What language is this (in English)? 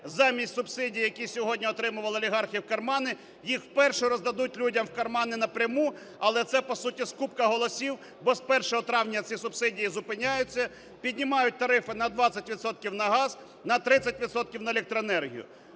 Ukrainian